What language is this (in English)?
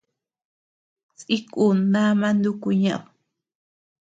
Tepeuxila Cuicatec